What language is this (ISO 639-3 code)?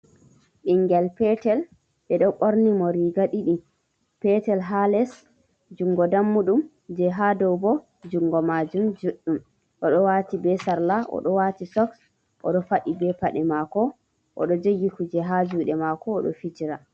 ful